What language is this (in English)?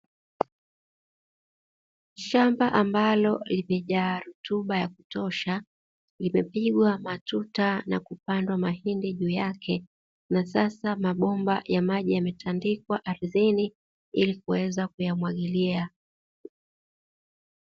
Swahili